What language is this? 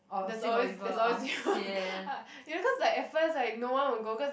English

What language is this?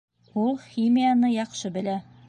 Bashkir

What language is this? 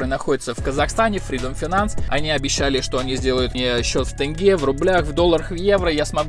Russian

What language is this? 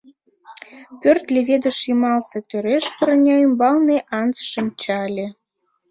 Mari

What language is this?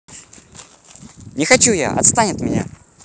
Russian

